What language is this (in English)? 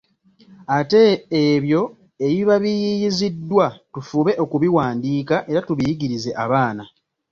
Ganda